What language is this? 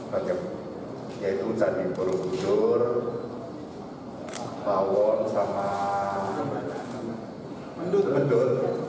Indonesian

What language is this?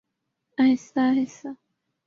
Urdu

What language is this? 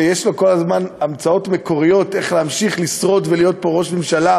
Hebrew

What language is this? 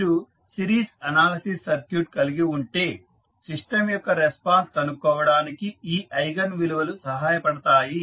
Telugu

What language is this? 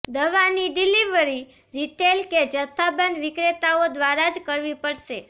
Gujarati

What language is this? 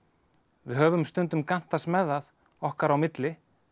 Icelandic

